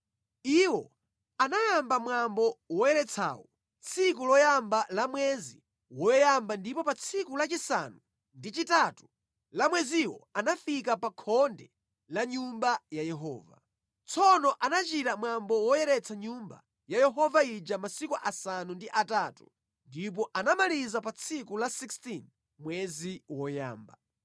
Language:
Nyanja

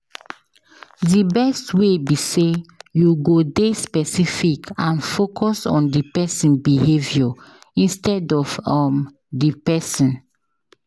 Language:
Nigerian Pidgin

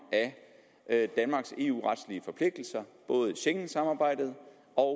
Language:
Danish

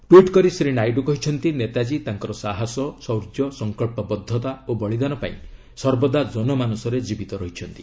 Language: Odia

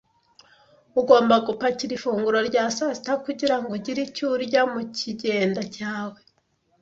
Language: Kinyarwanda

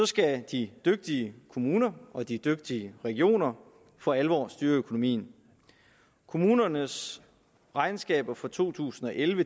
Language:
Danish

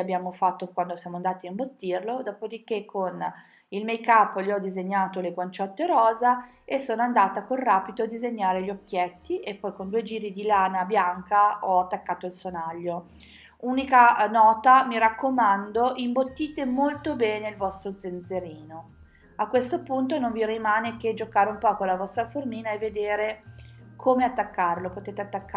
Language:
Italian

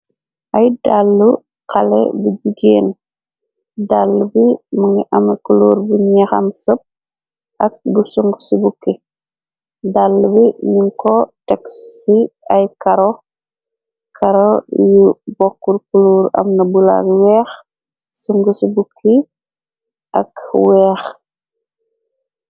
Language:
Wolof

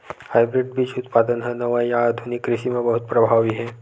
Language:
Chhattisgarhi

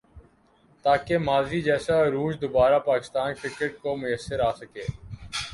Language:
Urdu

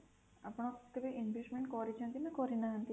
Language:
Odia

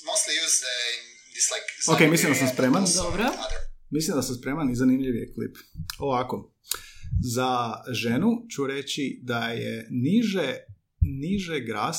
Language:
Croatian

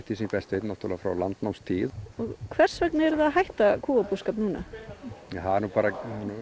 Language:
Icelandic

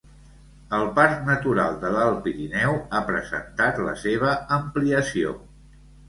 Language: Catalan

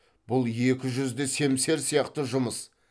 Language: Kazakh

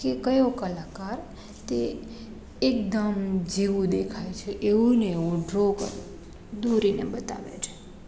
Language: Gujarati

